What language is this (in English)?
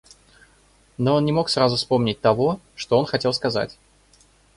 Russian